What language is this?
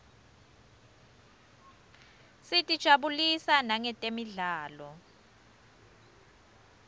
Swati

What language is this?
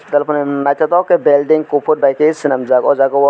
Kok Borok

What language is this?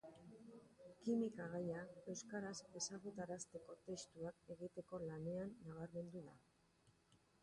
Basque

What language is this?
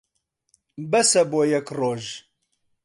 Central Kurdish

